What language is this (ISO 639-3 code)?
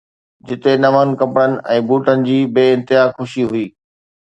snd